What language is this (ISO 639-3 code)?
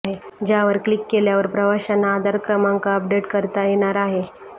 mar